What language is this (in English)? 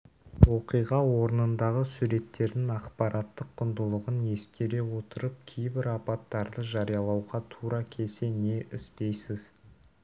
Kazakh